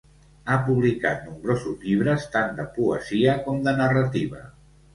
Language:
Catalan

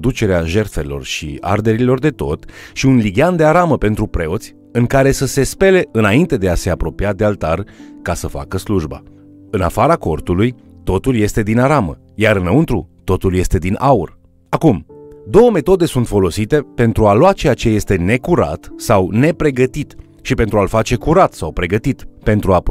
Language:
Romanian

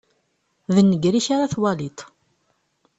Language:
Kabyle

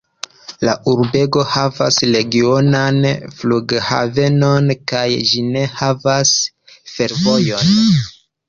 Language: Esperanto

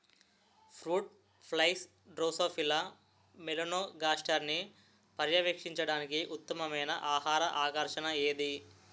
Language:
Telugu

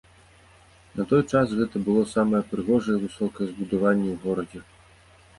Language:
Belarusian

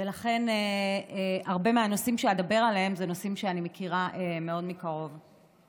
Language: Hebrew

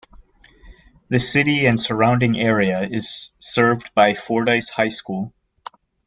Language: English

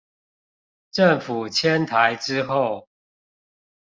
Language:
Chinese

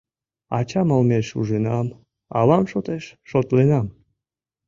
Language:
Mari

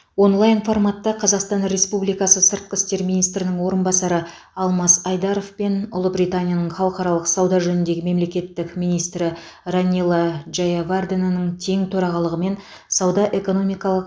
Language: Kazakh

